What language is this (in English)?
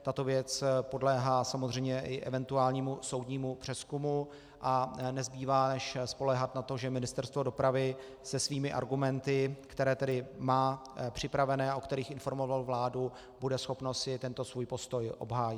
Czech